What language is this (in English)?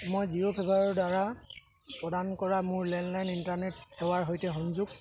Assamese